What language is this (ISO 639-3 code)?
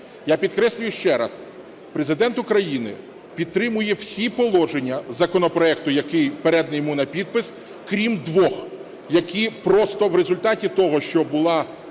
ukr